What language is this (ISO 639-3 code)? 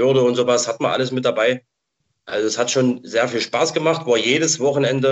deu